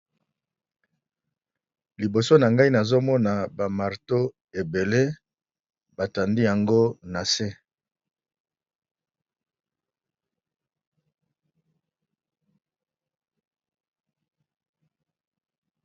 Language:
Lingala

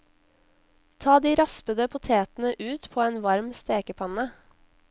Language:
Norwegian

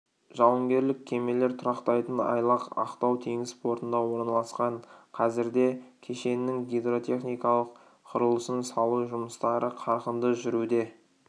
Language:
Kazakh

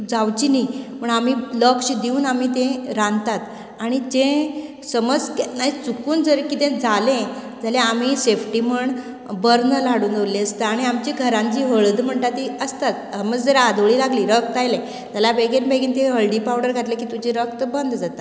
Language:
Konkani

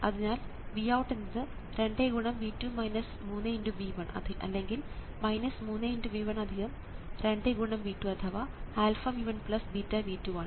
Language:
Malayalam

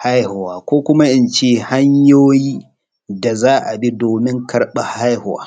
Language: Hausa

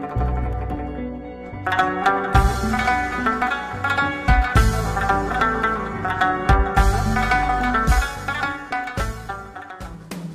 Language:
Persian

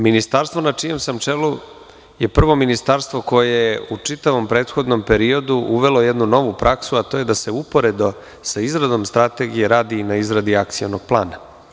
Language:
Serbian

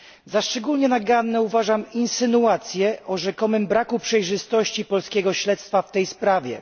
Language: Polish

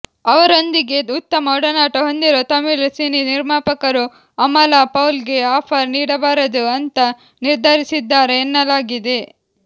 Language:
Kannada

